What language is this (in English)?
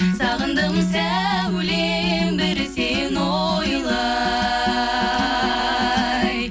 Kazakh